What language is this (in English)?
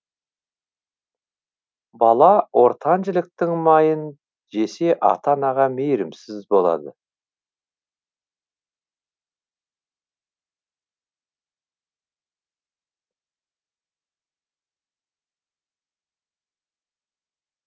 Kazakh